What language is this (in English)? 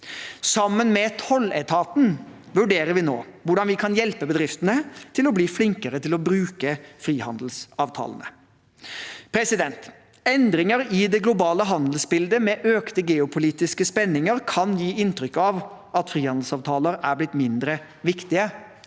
Norwegian